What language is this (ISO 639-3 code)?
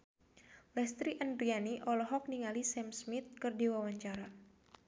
sun